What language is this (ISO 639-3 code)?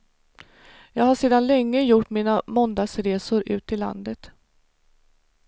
swe